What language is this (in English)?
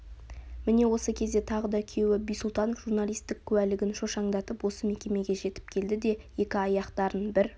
Kazakh